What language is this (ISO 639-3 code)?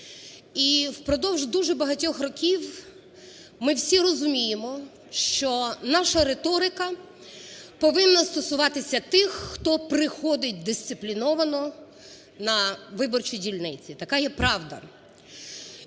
ukr